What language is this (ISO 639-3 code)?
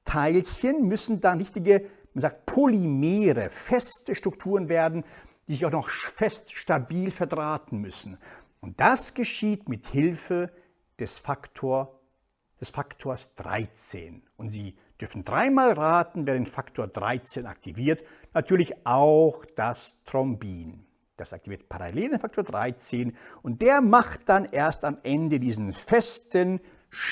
deu